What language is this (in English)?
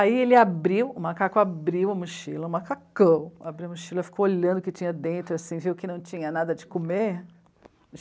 Portuguese